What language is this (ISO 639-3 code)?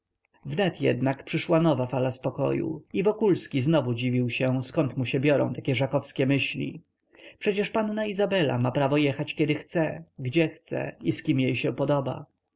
pol